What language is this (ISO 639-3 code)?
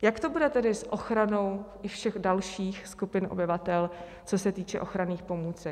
ces